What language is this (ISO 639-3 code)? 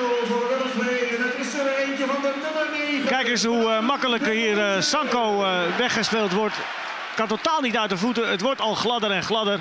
nld